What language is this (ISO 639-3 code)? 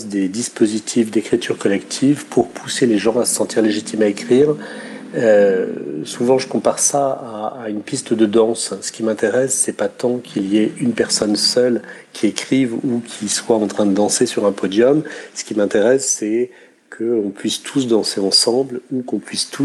fra